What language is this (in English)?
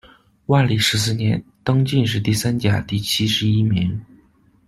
Chinese